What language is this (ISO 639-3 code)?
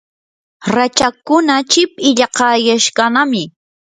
qur